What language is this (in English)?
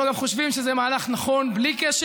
Hebrew